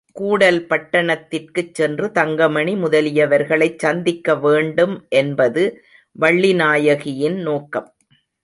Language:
Tamil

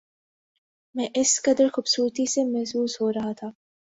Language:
Urdu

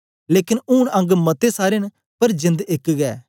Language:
Dogri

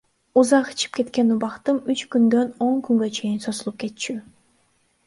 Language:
Kyrgyz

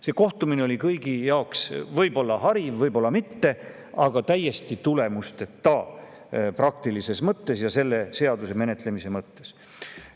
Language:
Estonian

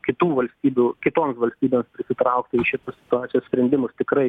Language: Lithuanian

